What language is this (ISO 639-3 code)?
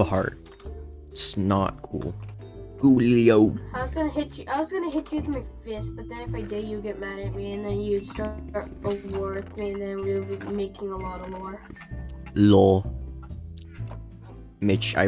eng